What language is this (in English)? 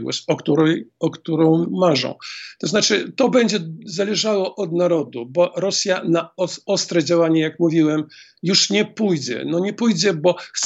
Polish